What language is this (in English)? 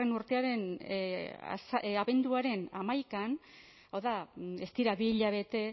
Basque